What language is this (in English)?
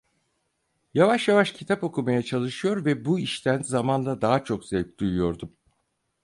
Turkish